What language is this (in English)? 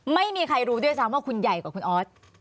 Thai